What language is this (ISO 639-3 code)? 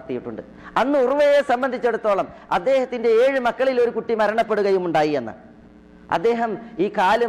ara